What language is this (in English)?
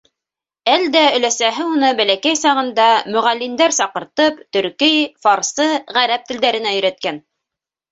Bashkir